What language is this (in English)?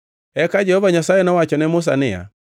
Luo (Kenya and Tanzania)